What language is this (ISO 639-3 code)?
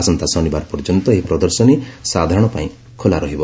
ori